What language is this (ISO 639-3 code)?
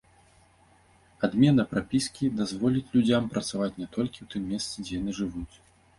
bel